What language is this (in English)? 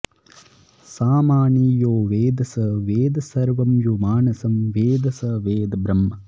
Sanskrit